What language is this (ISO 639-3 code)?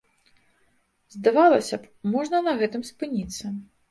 bel